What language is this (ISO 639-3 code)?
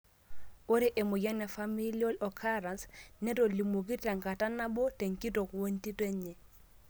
mas